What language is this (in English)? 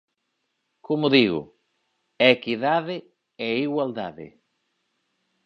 Galician